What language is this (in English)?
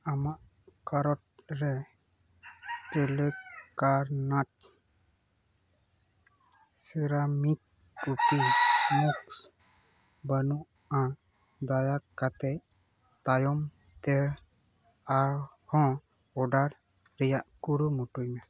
Santali